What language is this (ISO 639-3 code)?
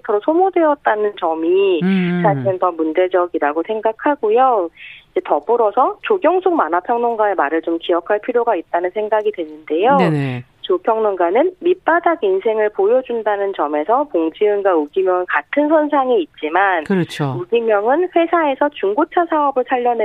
kor